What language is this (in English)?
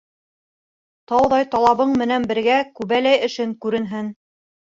Bashkir